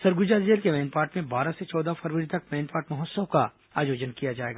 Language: Hindi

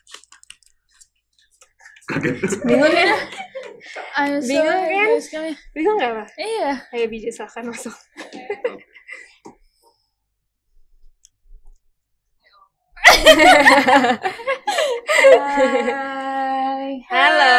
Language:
Indonesian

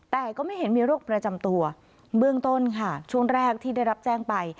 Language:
Thai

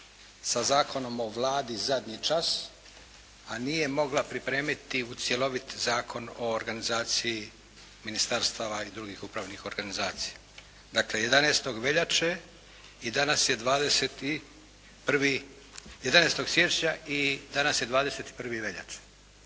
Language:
Croatian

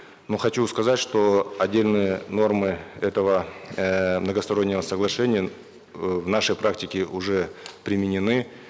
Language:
Kazakh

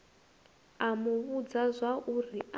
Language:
Venda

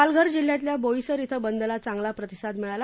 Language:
Marathi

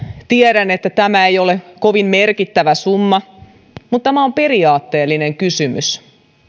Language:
Finnish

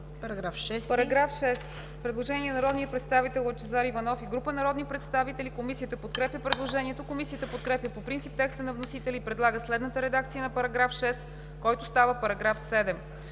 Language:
Bulgarian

